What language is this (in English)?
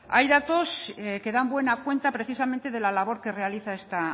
Spanish